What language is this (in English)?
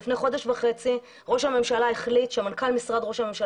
Hebrew